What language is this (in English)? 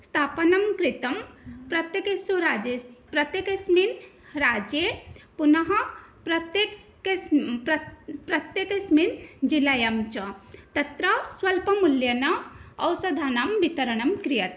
Sanskrit